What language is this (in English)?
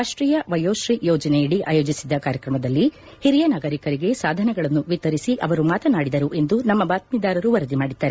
Kannada